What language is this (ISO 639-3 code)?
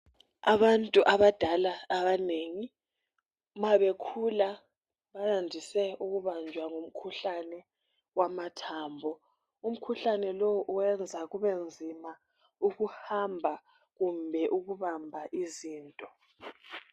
nde